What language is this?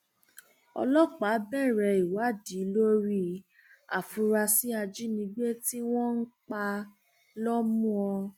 Yoruba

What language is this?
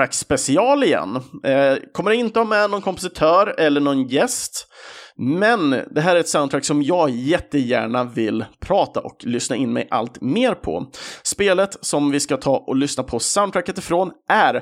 Swedish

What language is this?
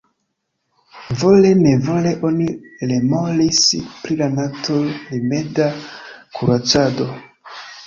Esperanto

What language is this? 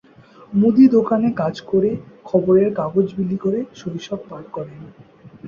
Bangla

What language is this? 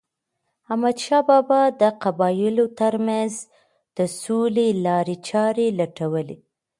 Pashto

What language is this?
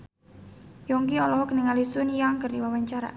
Sundanese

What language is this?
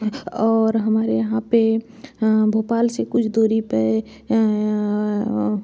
Hindi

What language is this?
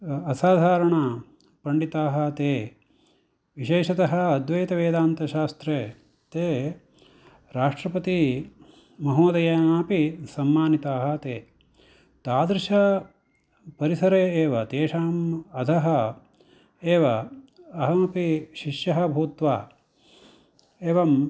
Sanskrit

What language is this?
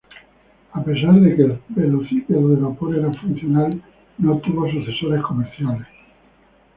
Spanish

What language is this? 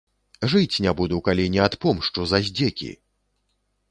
Belarusian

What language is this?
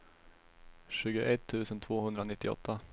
Swedish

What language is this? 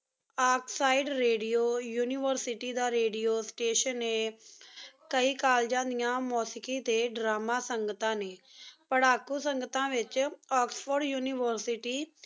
Punjabi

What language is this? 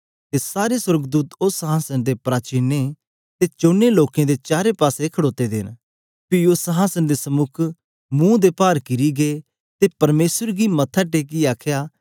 Dogri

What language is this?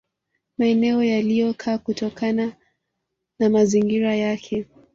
Swahili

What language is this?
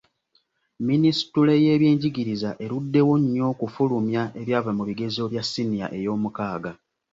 Ganda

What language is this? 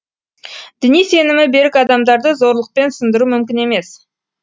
Kazakh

